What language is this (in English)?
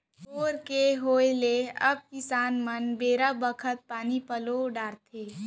Chhattisgarhi